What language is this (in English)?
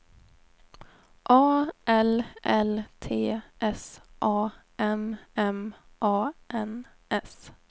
Swedish